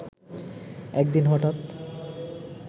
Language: Bangla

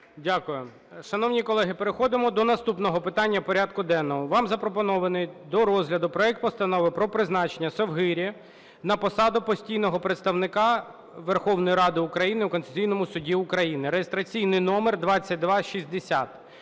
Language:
Ukrainian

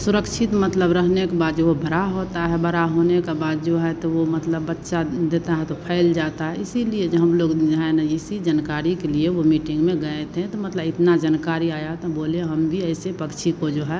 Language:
Hindi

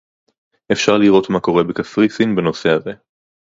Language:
Hebrew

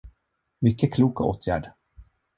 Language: Swedish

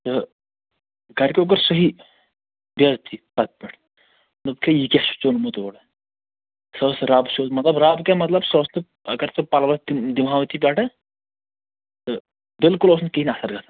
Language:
Kashmiri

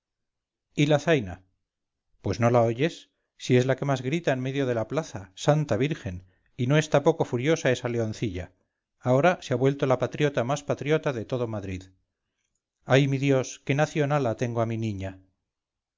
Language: Spanish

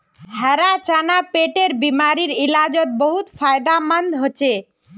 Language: Magahi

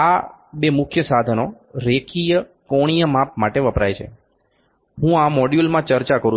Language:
Gujarati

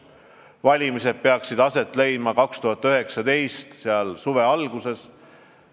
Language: Estonian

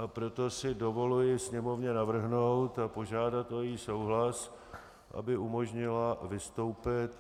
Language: Czech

